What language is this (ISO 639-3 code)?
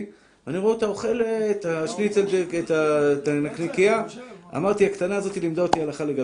heb